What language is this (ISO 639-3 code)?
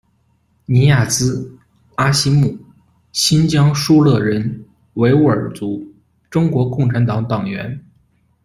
zho